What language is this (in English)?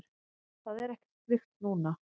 Icelandic